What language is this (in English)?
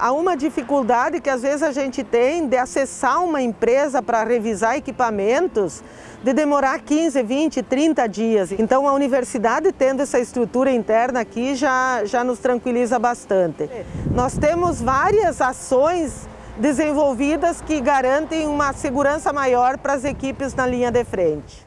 Portuguese